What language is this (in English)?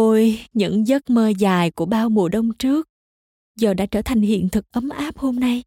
Vietnamese